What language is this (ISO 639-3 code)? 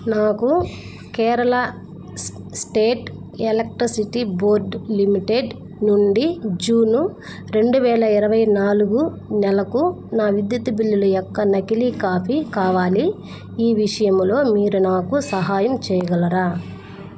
tel